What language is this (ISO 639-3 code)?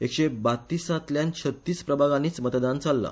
kok